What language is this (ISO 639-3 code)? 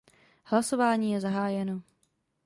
ces